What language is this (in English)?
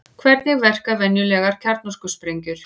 Icelandic